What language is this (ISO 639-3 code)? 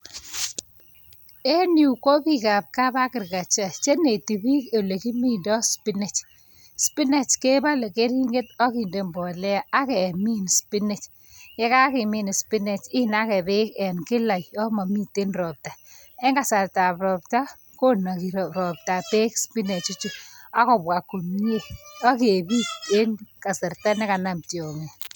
kln